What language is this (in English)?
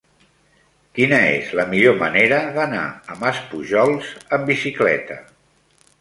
Catalan